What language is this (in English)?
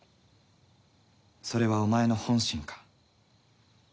Japanese